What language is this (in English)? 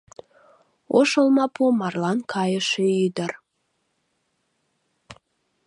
Mari